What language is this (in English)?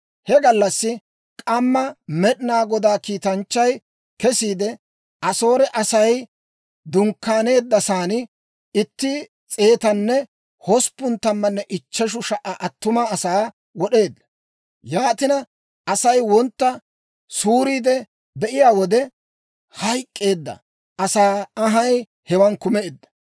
Dawro